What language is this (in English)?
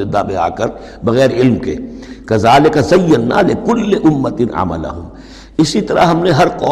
Urdu